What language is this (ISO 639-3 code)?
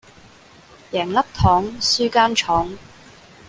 yue